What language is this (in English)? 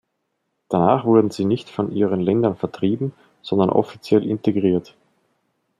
German